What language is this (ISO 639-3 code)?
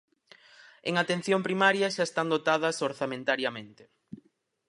glg